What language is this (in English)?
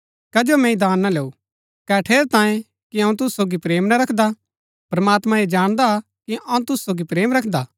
Gaddi